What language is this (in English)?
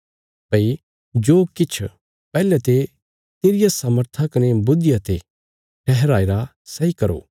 Bilaspuri